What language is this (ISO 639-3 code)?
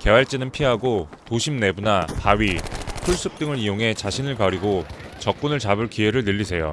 kor